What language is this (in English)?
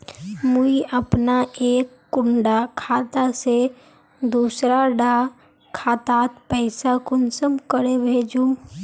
Magahi